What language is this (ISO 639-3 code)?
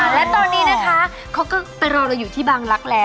tha